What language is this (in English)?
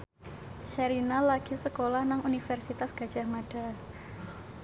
Javanese